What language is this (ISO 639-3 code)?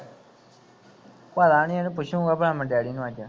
pan